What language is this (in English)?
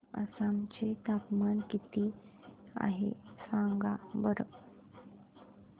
Marathi